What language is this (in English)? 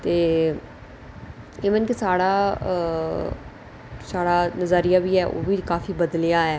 Dogri